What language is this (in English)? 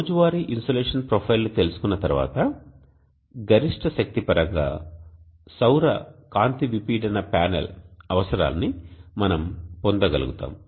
Telugu